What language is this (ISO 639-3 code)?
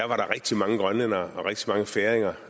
dan